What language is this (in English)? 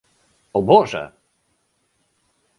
Polish